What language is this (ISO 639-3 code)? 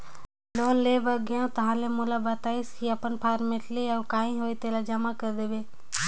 hne